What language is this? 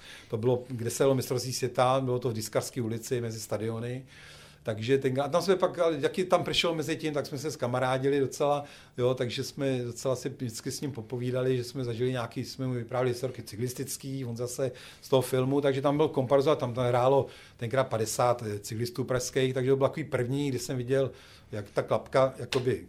Czech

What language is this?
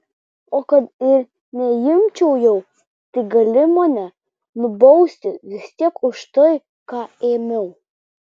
Lithuanian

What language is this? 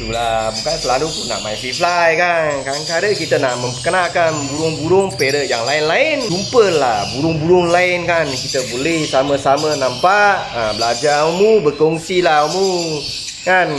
Malay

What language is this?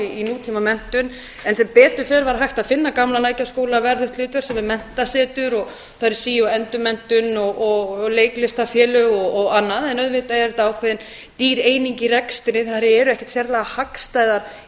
Icelandic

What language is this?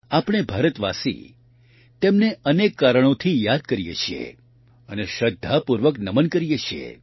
Gujarati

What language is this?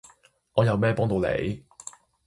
Cantonese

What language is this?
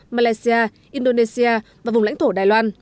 Vietnamese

